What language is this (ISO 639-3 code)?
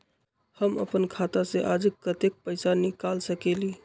mag